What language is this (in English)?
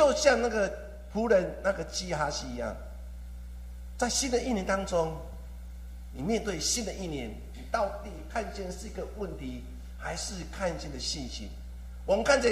Chinese